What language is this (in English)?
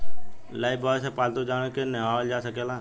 Bhojpuri